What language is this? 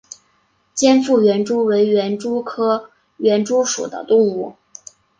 Chinese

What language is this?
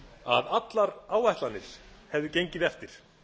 Icelandic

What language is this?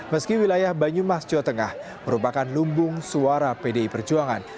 Indonesian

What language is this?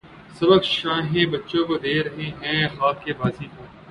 Urdu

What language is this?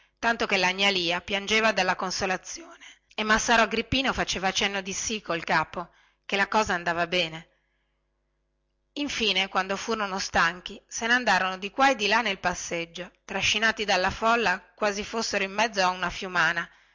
Italian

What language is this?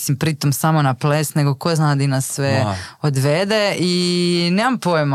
Croatian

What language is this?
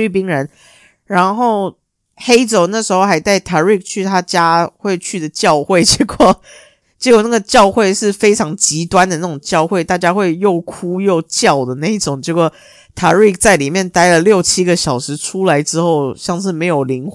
Chinese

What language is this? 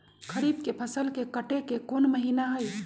Magahi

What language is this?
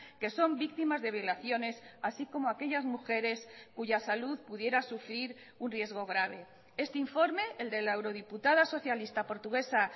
Spanish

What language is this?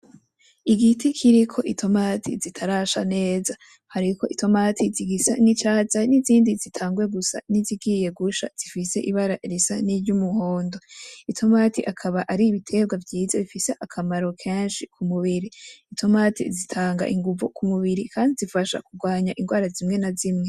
Rundi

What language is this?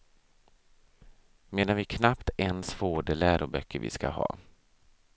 Swedish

